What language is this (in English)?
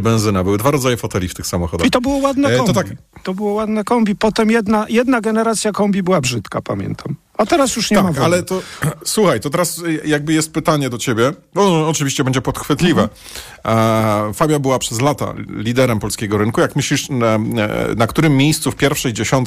Polish